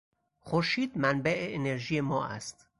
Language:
Persian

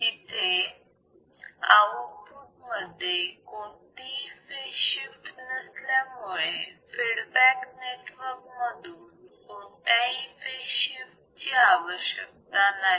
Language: Marathi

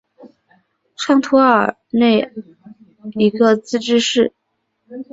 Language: Chinese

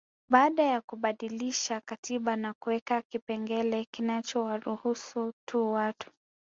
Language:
Swahili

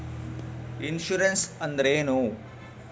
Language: Kannada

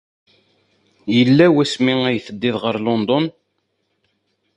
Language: Kabyle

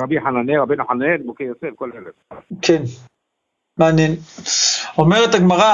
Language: Hebrew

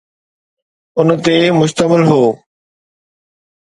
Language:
Sindhi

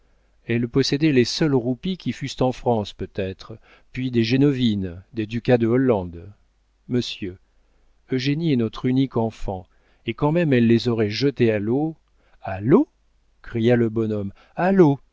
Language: French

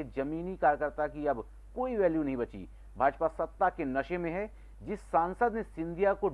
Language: Hindi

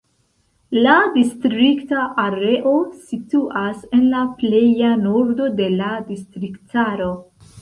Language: Esperanto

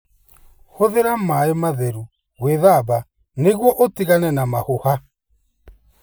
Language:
Kikuyu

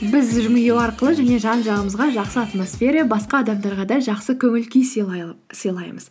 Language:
Kazakh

